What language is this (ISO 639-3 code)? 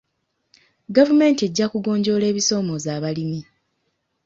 lug